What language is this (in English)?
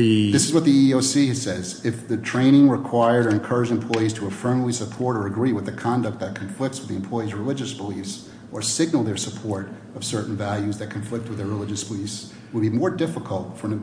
English